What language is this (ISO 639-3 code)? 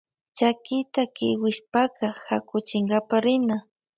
qvj